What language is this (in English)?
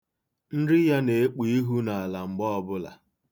Igbo